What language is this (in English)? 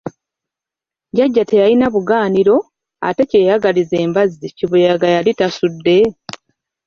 Ganda